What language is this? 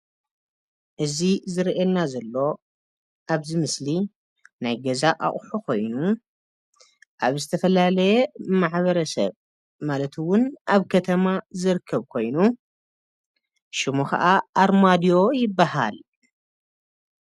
Tigrinya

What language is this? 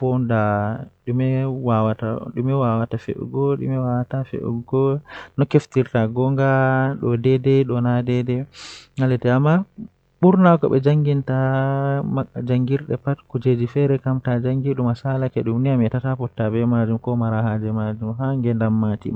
Western Niger Fulfulde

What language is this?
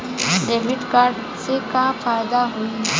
Bhojpuri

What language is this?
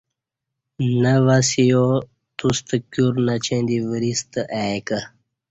Kati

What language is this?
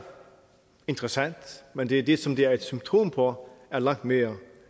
Danish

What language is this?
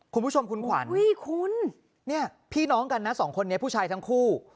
Thai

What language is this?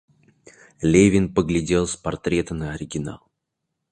Russian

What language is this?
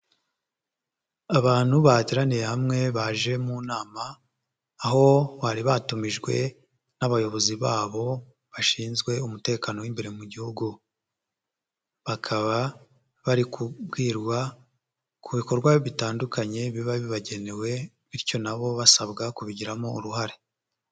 Kinyarwanda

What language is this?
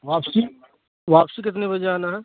Urdu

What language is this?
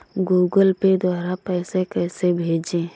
Hindi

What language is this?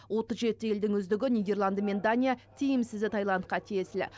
Kazakh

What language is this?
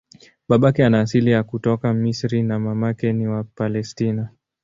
Swahili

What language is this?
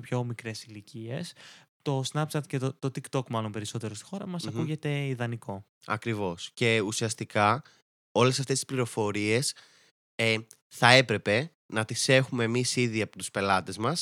Greek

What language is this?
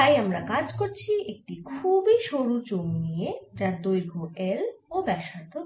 Bangla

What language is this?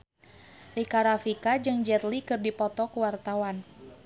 Sundanese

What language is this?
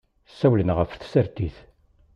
Kabyle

